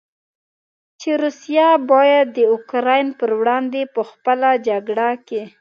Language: Pashto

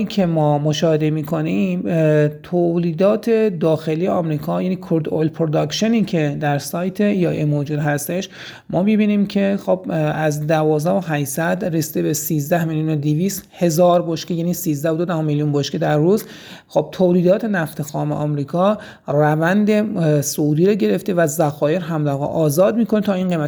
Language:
Persian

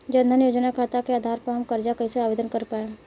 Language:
Bhojpuri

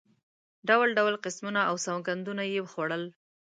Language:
Pashto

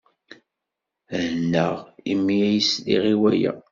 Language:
Kabyle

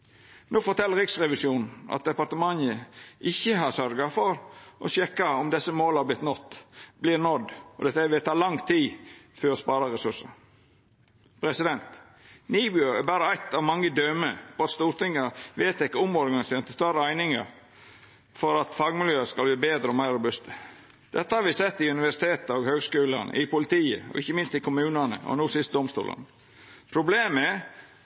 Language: Norwegian Nynorsk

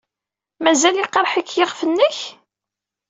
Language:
Kabyle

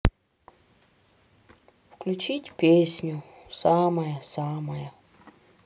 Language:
Russian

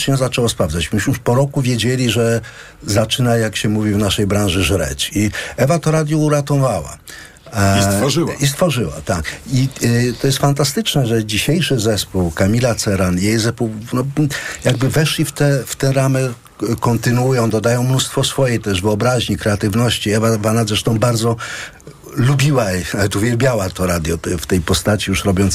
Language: Polish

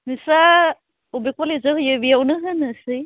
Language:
Bodo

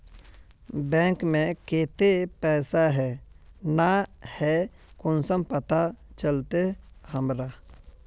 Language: Magahi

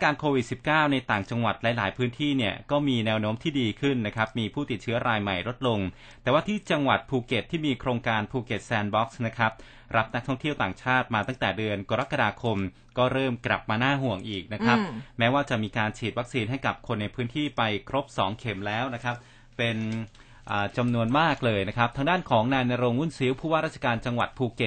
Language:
Thai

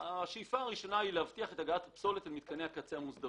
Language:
Hebrew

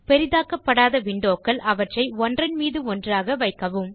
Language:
Tamil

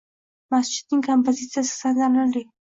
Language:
Uzbek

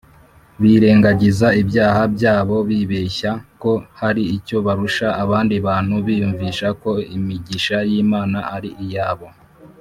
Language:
Kinyarwanda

